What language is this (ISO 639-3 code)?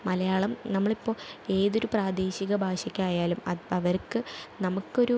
mal